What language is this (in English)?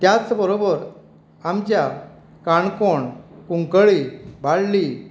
Konkani